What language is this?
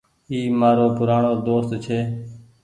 Goaria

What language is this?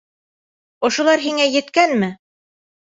Bashkir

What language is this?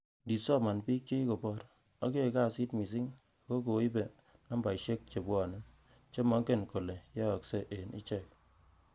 Kalenjin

